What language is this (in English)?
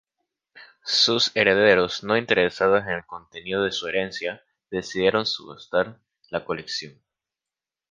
Spanish